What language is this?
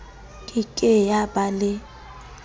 Southern Sotho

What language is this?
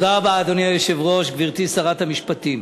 Hebrew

